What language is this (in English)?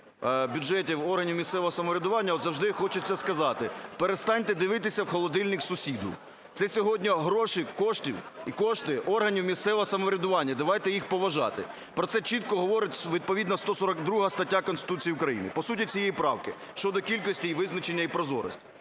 Ukrainian